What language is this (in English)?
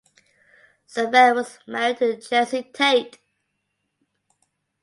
English